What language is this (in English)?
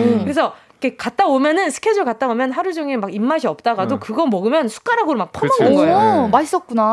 Korean